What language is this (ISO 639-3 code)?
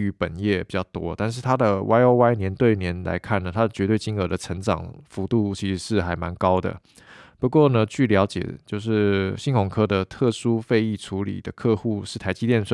zho